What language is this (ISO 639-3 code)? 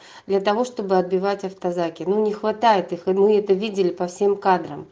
rus